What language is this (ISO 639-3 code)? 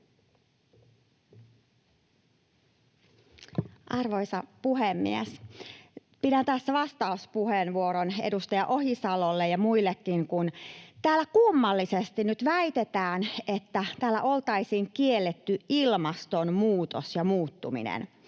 fin